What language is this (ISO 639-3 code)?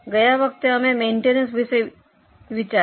guj